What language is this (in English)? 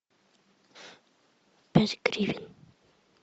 Russian